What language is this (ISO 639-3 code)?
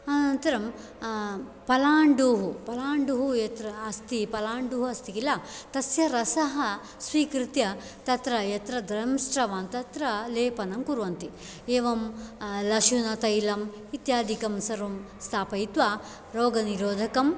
san